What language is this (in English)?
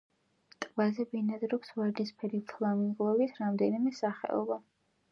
Georgian